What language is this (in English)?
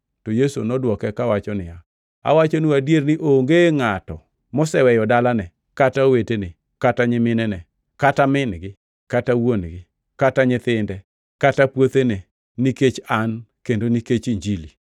Luo (Kenya and Tanzania)